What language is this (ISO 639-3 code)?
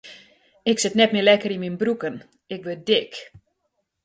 fry